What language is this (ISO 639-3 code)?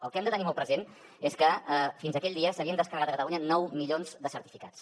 cat